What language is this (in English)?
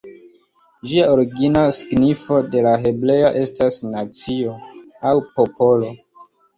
Esperanto